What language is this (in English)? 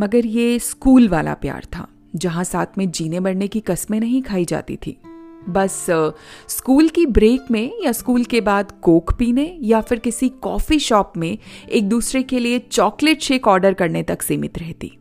Hindi